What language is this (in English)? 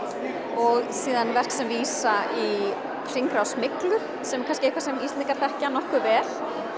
Icelandic